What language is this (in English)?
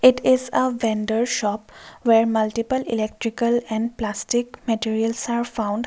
English